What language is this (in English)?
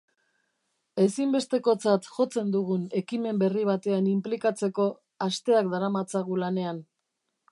Basque